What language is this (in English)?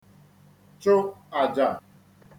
Igbo